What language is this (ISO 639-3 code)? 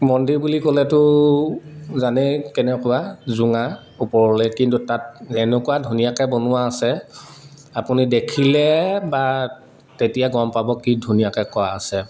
asm